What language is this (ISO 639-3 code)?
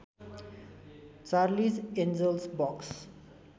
nep